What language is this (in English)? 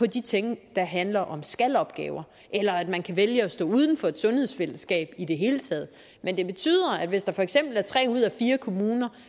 Danish